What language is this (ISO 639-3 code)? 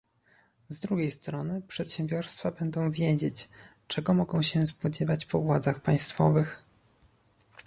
pol